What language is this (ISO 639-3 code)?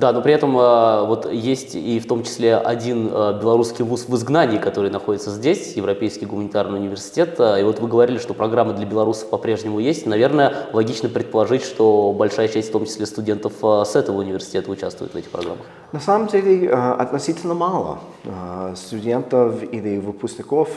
rus